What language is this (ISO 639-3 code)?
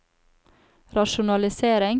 nor